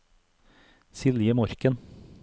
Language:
Norwegian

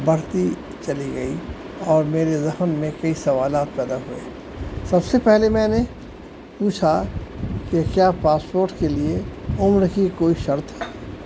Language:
Urdu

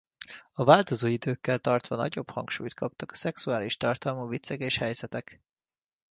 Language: Hungarian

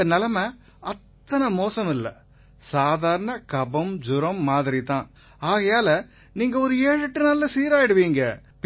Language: Tamil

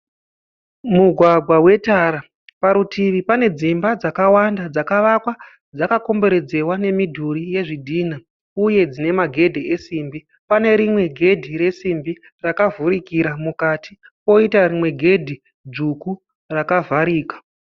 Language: Shona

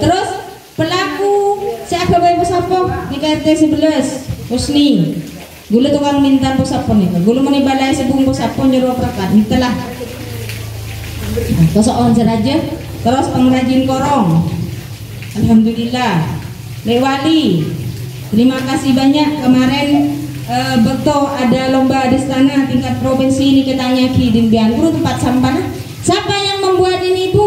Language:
Indonesian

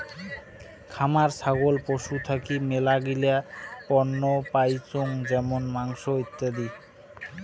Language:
Bangla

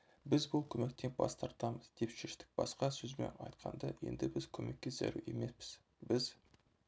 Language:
Kazakh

